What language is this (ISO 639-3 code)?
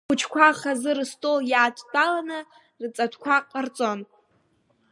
abk